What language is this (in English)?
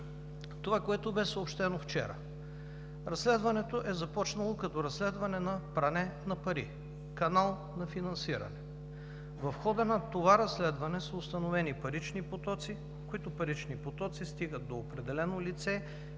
Bulgarian